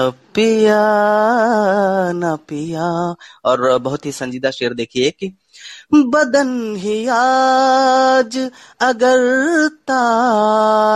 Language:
Hindi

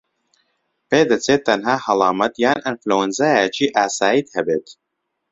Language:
Central Kurdish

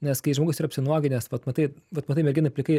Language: Lithuanian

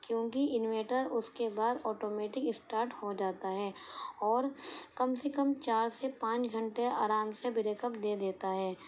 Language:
Urdu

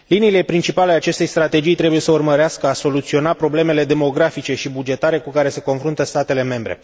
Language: Romanian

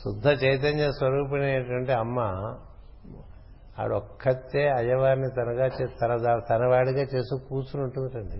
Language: Telugu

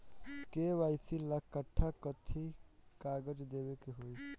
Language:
Bhojpuri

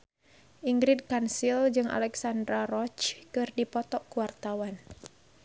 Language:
Sundanese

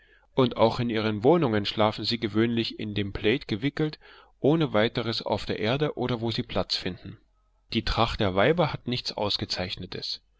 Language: German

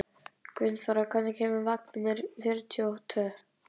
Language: Icelandic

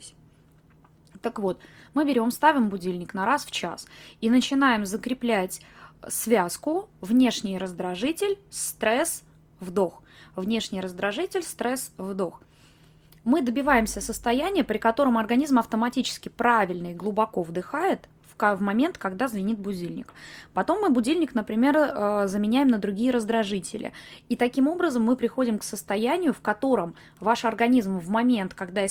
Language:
Russian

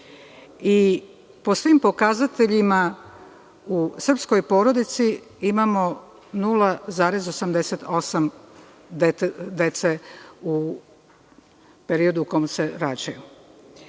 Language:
Serbian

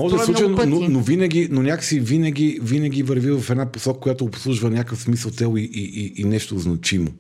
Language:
Bulgarian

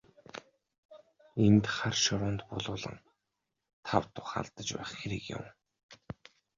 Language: Mongolian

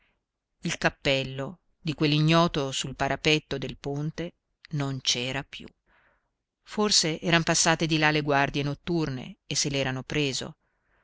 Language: Italian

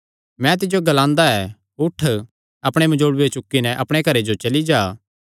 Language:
Kangri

